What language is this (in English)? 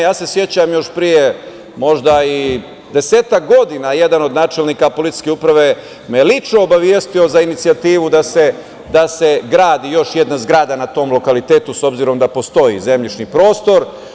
Serbian